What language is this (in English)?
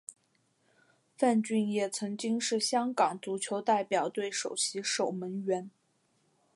Chinese